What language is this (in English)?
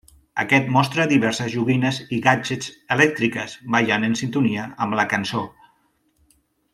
Catalan